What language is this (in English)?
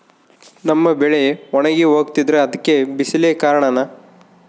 Kannada